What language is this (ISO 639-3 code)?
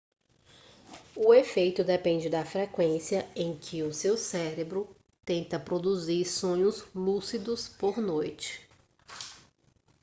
por